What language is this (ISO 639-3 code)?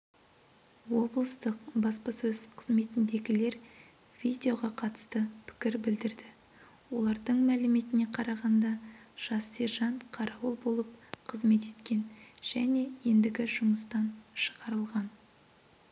kaz